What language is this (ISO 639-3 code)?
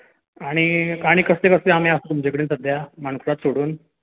kok